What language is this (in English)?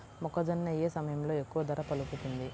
Telugu